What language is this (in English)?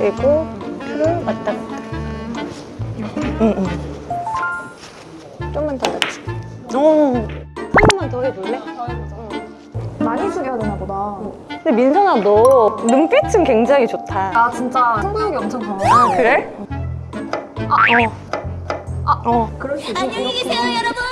Korean